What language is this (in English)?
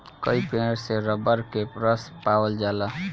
Bhojpuri